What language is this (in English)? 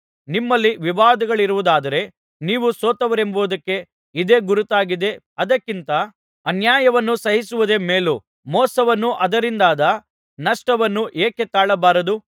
Kannada